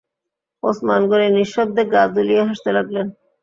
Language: Bangla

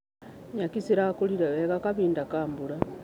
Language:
Kikuyu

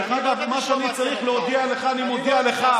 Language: Hebrew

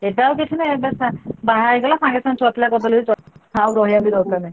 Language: Odia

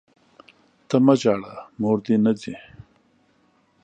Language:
Pashto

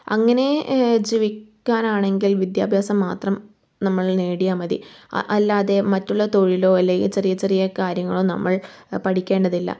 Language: Malayalam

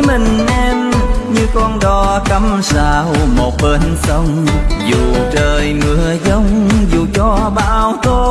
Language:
Vietnamese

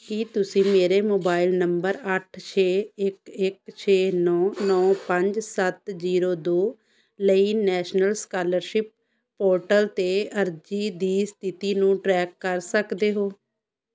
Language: Punjabi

